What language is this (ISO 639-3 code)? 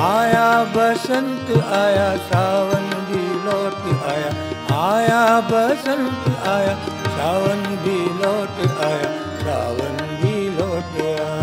hin